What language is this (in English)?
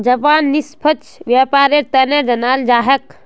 Magahi